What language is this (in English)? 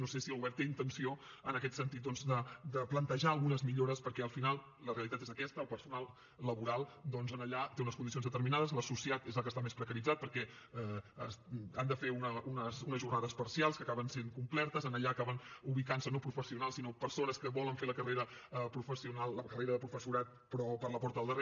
Catalan